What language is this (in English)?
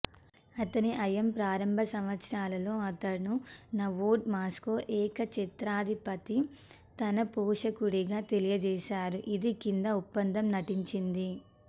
Telugu